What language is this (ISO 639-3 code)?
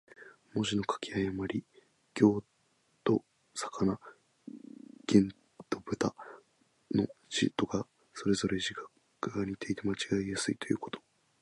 jpn